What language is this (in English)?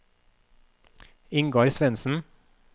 Norwegian